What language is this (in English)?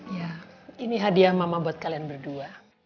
Indonesian